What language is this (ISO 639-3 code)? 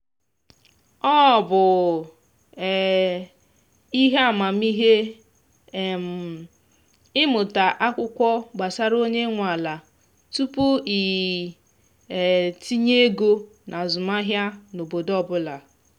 ibo